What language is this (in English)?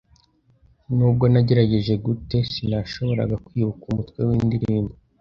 Kinyarwanda